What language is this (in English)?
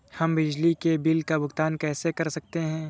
Hindi